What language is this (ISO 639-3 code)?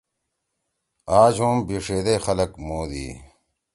trw